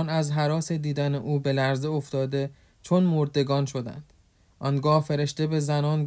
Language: Persian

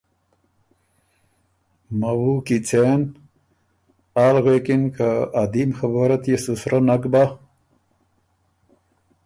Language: Ormuri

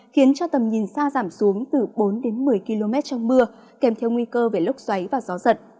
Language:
Vietnamese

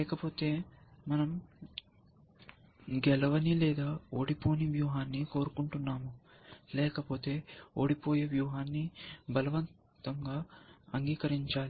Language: Telugu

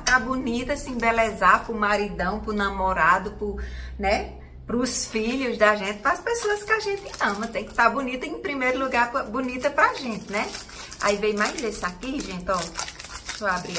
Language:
Portuguese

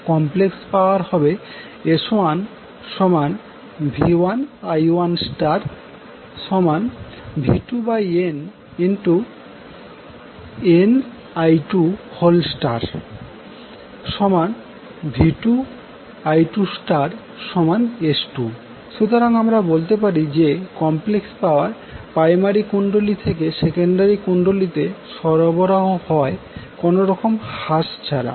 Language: Bangla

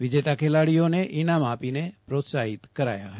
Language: Gujarati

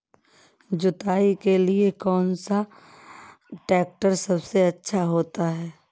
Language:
Hindi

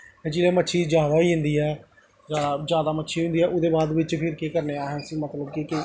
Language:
Dogri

